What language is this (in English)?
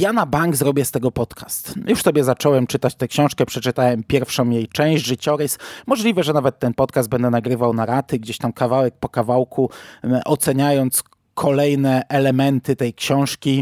Polish